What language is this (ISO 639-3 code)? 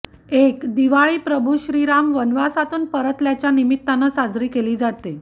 mar